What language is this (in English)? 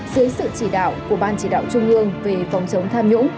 Vietnamese